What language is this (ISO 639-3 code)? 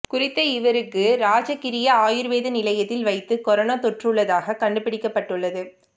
tam